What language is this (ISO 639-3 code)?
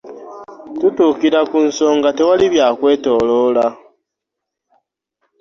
lug